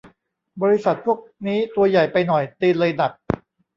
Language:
Thai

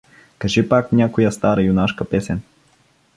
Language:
Bulgarian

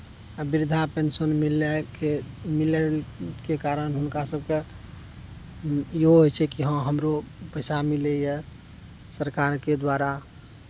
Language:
Maithili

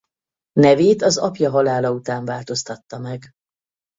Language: Hungarian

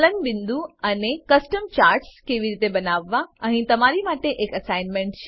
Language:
Gujarati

